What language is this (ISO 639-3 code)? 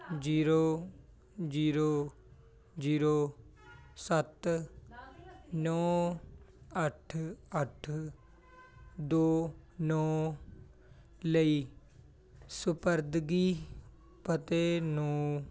pan